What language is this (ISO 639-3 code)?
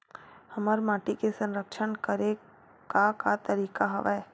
hne